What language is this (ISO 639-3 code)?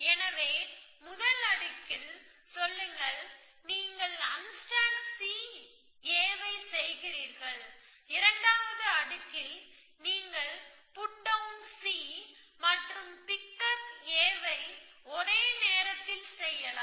tam